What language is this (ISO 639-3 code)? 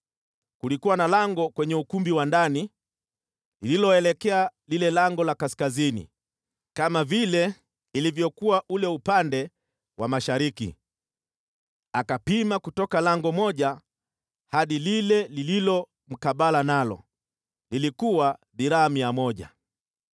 swa